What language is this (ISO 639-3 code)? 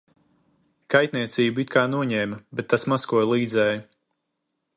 lav